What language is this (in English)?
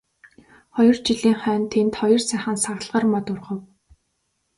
Mongolian